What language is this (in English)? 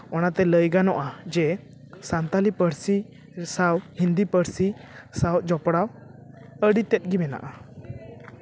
Santali